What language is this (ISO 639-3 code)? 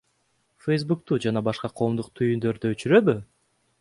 kir